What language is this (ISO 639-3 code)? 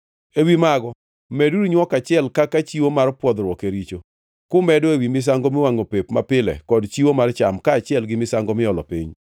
luo